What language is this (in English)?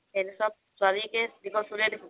Assamese